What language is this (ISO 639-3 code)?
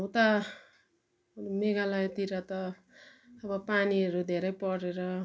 nep